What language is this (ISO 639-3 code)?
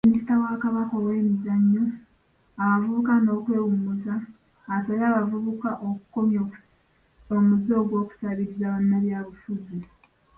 lug